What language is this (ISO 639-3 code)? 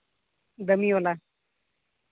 sat